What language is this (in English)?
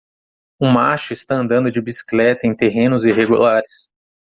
Portuguese